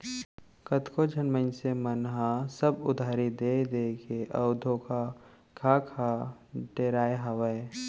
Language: Chhattisgarhi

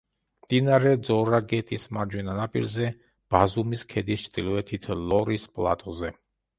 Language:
Georgian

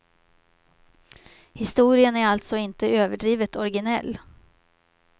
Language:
Swedish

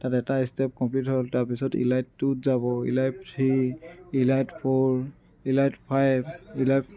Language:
Assamese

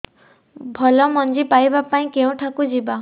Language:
Odia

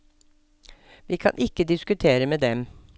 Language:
Norwegian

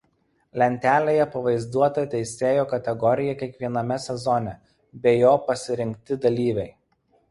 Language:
Lithuanian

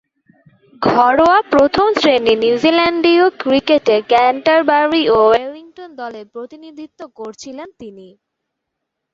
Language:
Bangla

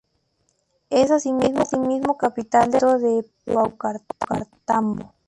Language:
Spanish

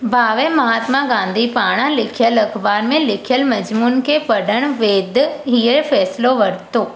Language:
Sindhi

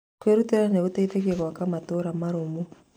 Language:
Kikuyu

